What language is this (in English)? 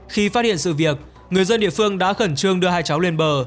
Vietnamese